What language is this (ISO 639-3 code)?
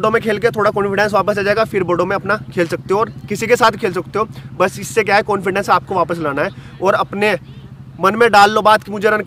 hin